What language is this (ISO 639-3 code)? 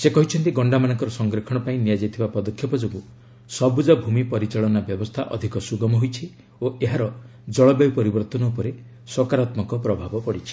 ori